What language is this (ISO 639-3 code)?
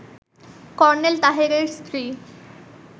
ben